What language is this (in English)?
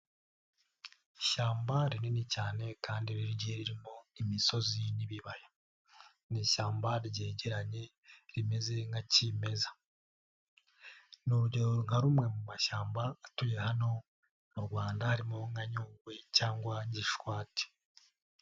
Kinyarwanda